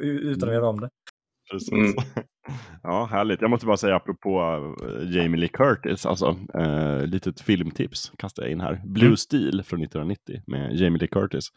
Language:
Swedish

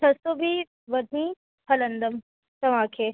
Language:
Sindhi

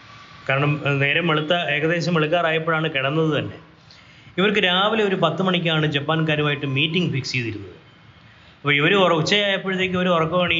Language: Malayalam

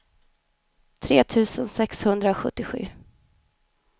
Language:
Swedish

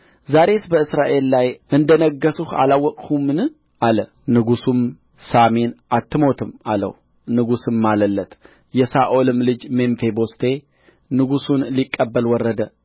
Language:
Amharic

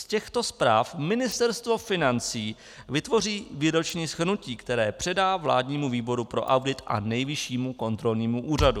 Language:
Czech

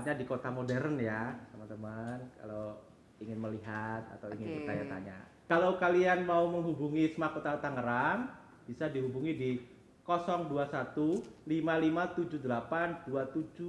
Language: Indonesian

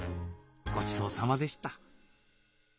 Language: Japanese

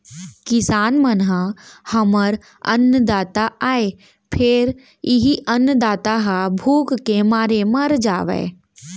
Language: Chhattisgarhi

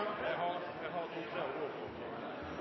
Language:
Norwegian Bokmål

